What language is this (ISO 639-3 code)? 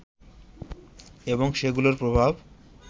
ben